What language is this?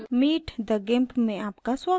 Hindi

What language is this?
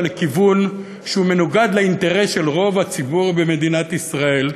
Hebrew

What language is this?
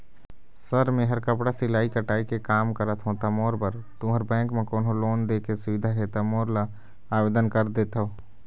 Chhattisgarhi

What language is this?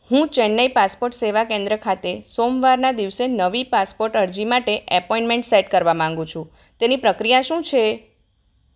Gujarati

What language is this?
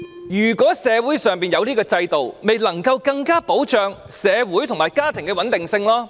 Cantonese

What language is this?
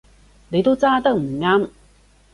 Cantonese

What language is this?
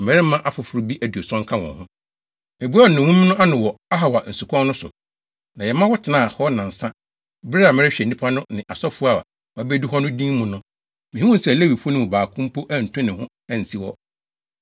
Akan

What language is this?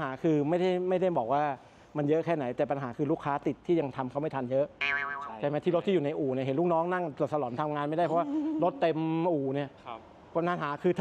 Thai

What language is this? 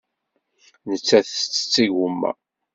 Kabyle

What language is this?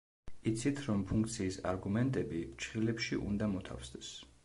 Georgian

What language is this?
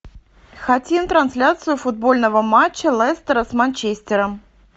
Russian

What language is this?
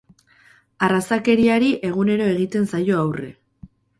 Basque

